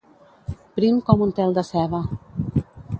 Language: Catalan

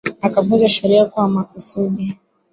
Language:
Swahili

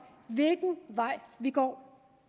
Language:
Danish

